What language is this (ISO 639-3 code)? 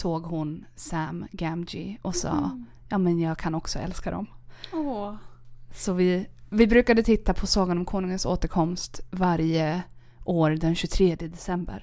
swe